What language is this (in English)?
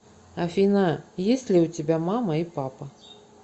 Russian